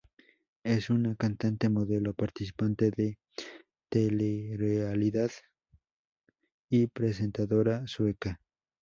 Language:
Spanish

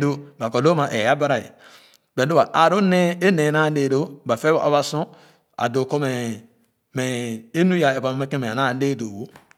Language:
Khana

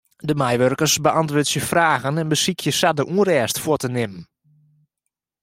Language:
Western Frisian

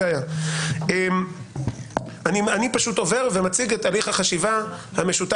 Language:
Hebrew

